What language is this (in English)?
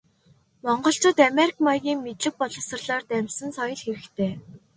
Mongolian